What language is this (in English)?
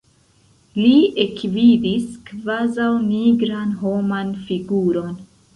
Esperanto